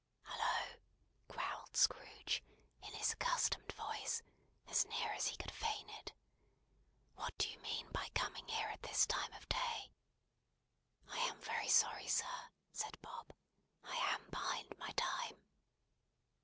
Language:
English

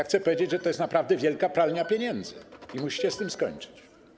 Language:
Polish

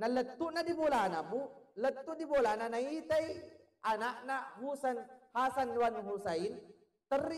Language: Malay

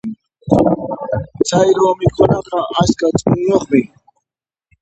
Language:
Puno Quechua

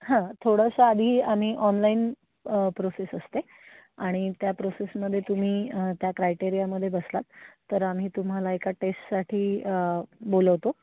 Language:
Marathi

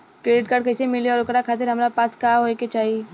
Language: Bhojpuri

